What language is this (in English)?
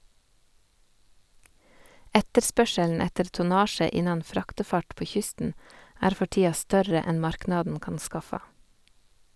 Norwegian